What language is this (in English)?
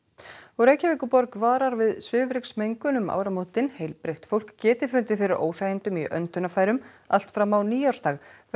Icelandic